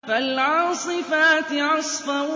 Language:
Arabic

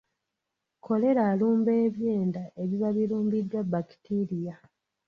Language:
Ganda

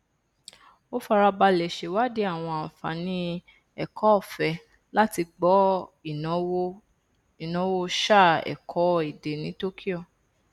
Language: Yoruba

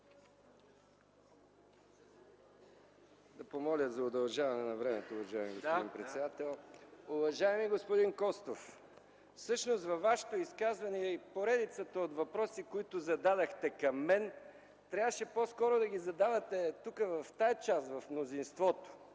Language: Bulgarian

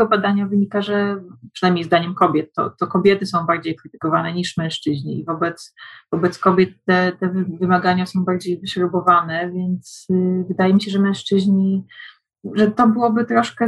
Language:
Polish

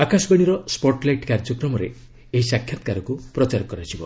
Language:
Odia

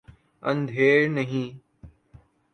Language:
Urdu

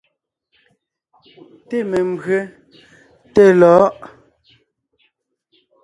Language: Ngiemboon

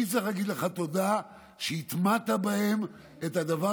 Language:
Hebrew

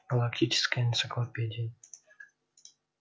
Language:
Russian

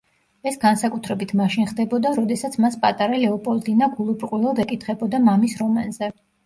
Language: Georgian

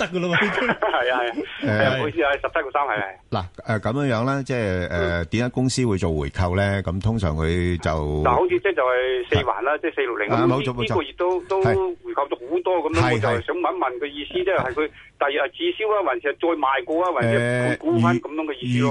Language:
Chinese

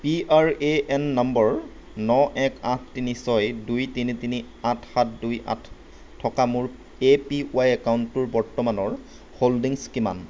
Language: Assamese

